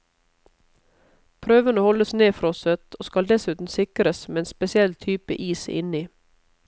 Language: Norwegian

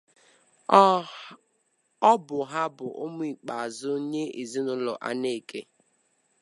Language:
Igbo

